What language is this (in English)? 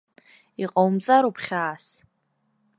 Abkhazian